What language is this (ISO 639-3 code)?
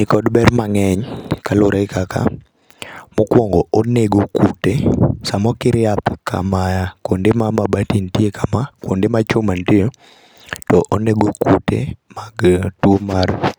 luo